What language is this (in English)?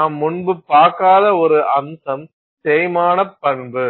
Tamil